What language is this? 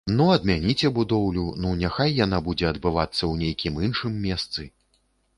Belarusian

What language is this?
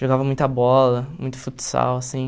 Portuguese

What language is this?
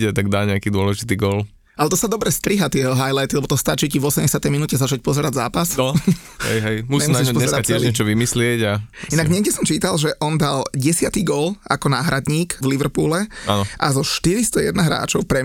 Slovak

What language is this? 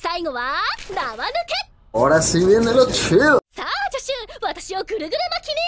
Spanish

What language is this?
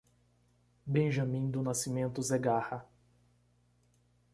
Portuguese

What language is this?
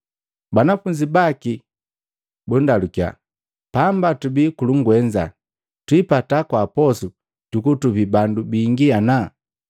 Matengo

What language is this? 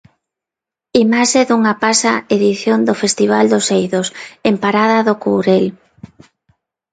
Galician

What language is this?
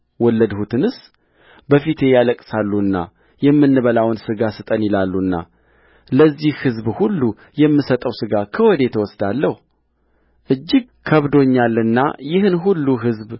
Amharic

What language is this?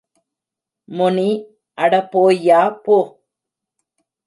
Tamil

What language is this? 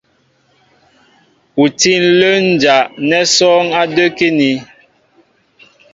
Mbo (Cameroon)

